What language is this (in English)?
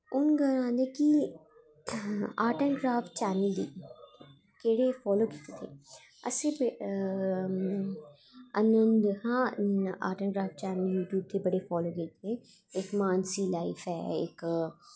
Dogri